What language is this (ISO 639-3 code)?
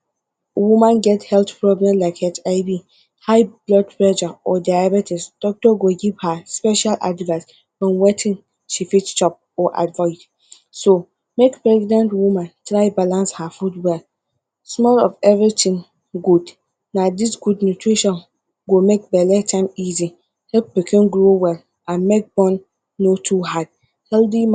pcm